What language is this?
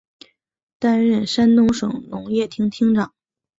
Chinese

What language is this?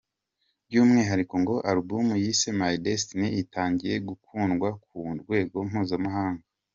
Kinyarwanda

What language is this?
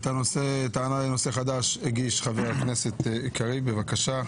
Hebrew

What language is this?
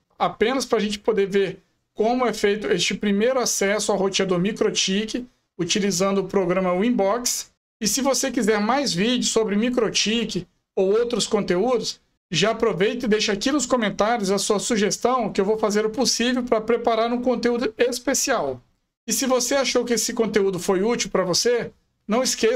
Portuguese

